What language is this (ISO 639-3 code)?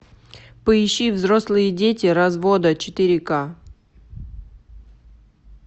rus